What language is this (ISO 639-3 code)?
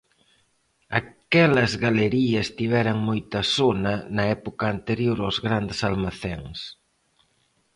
glg